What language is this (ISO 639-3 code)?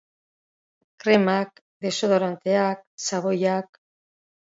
eus